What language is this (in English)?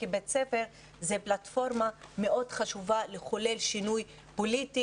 Hebrew